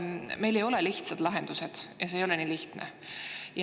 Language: Estonian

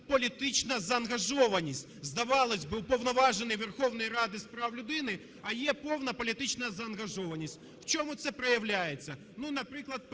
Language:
Ukrainian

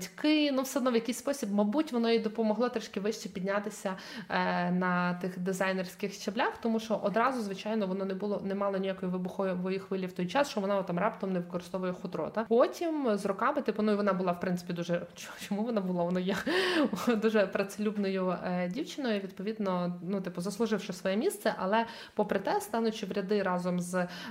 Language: Ukrainian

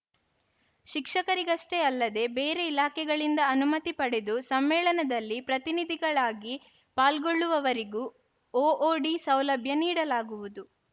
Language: Kannada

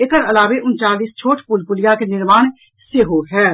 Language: Maithili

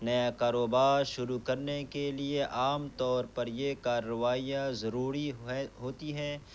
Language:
Urdu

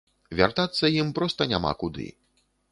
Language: Belarusian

